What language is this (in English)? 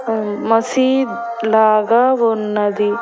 Telugu